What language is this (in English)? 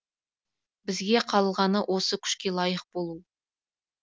Kazakh